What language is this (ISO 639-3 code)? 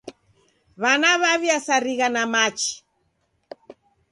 dav